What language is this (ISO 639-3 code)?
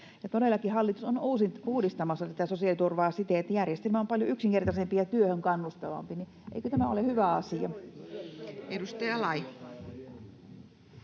fin